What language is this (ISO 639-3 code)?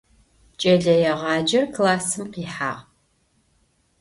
ady